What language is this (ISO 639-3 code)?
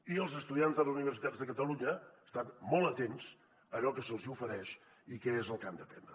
cat